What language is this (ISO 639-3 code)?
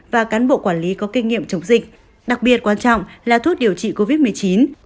vie